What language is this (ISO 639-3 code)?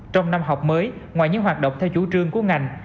vie